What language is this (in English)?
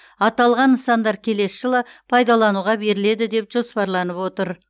Kazakh